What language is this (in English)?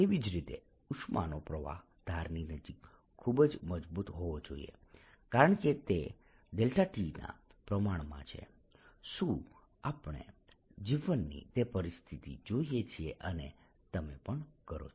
Gujarati